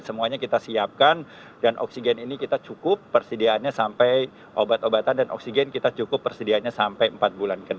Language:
Indonesian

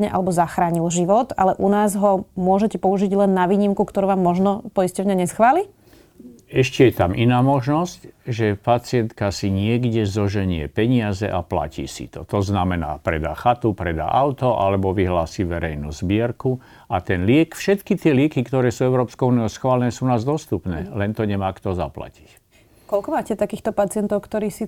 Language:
Slovak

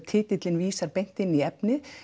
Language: Icelandic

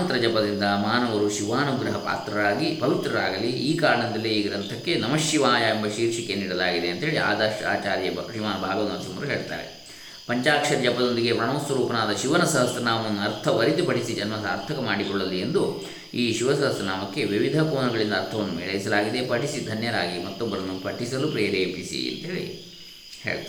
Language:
Kannada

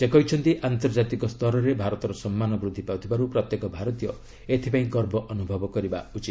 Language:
Odia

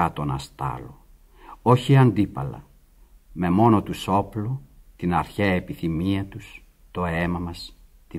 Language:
Greek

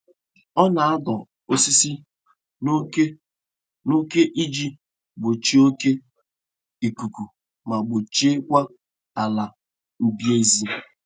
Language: Igbo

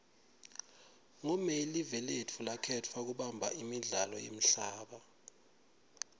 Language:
Swati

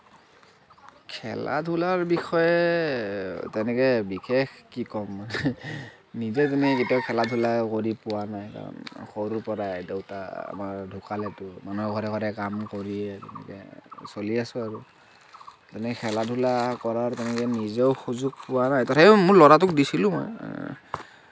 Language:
Assamese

